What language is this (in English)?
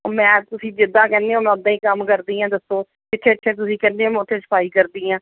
Punjabi